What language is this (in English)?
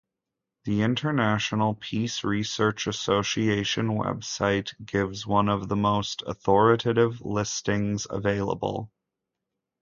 English